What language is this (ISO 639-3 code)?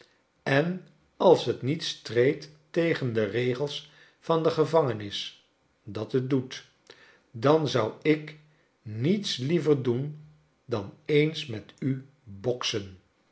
nld